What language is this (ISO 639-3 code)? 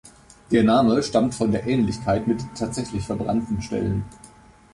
deu